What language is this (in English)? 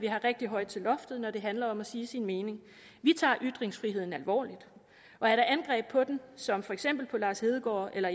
Danish